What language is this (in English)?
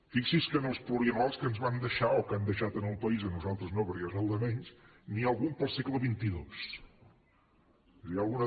Catalan